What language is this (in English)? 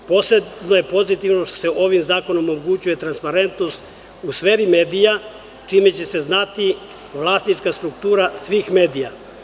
Serbian